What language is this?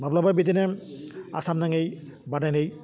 Bodo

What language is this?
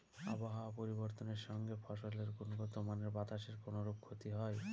Bangla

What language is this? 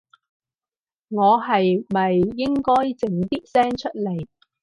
Cantonese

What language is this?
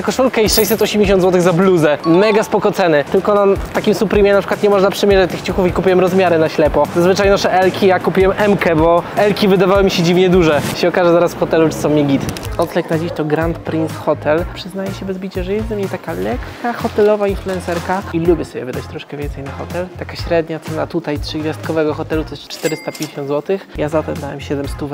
Polish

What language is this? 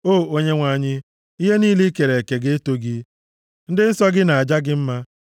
Igbo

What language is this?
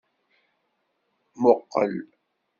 Kabyle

